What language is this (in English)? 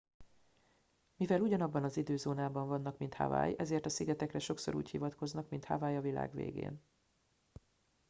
Hungarian